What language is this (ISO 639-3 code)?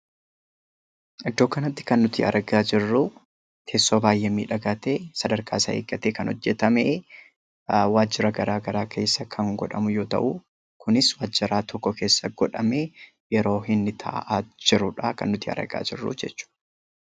orm